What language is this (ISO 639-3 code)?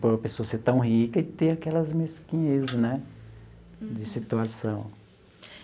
por